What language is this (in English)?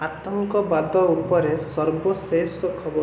Odia